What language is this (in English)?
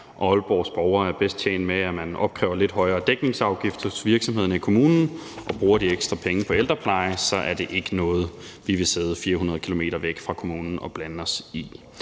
Danish